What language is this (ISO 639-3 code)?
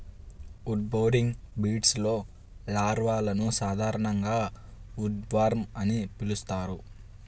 tel